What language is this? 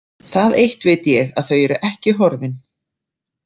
Icelandic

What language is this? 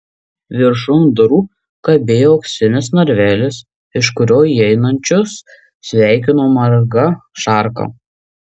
Lithuanian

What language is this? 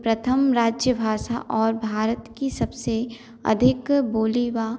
Hindi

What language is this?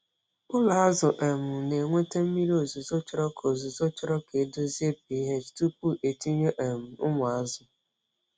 Igbo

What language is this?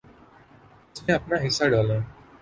Urdu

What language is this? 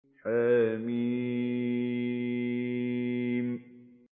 Arabic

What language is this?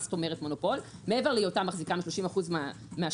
Hebrew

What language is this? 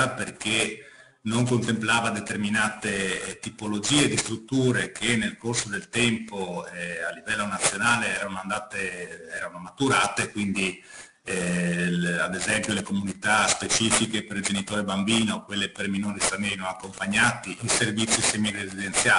Italian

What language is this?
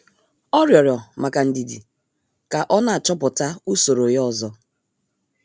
Igbo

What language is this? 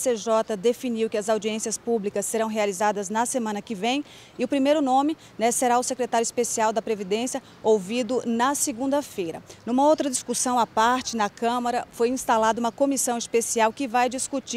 Portuguese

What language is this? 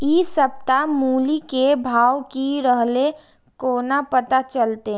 Maithili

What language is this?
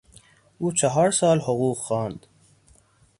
Persian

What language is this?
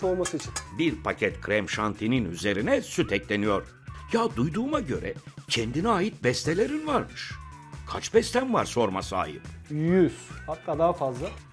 Turkish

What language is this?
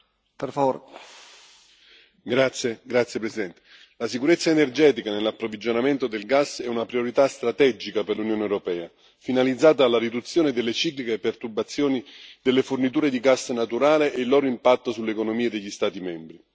Italian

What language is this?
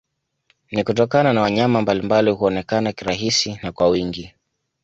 Swahili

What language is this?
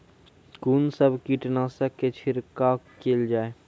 Maithili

